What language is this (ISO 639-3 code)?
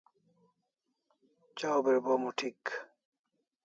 kls